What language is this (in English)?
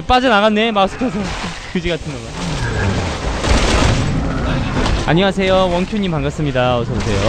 Korean